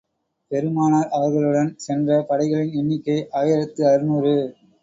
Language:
Tamil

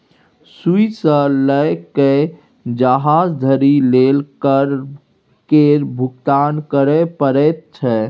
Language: Maithili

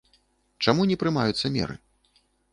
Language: Belarusian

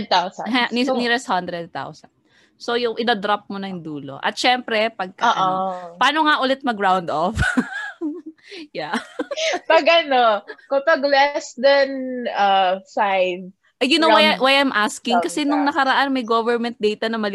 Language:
Filipino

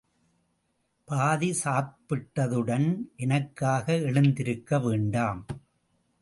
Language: Tamil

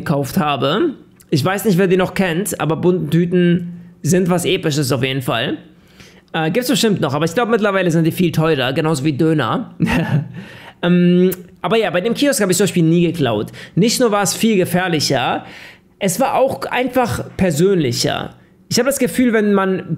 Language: German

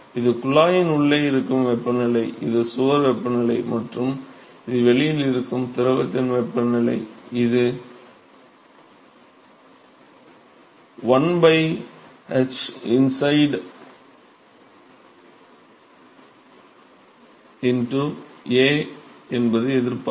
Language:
Tamil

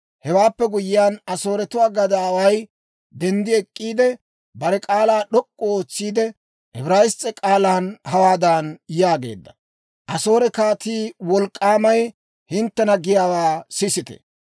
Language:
Dawro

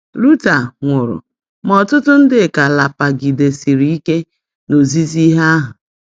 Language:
Igbo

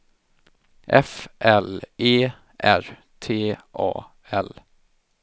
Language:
Swedish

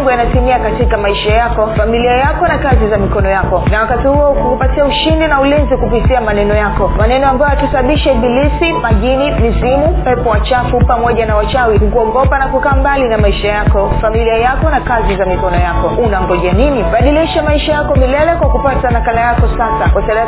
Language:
Swahili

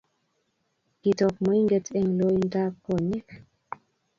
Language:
Kalenjin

